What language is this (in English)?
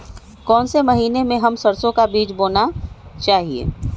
Magahi